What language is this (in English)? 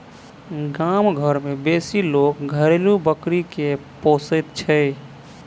Maithili